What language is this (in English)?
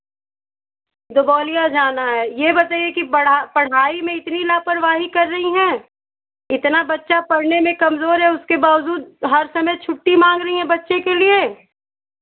Hindi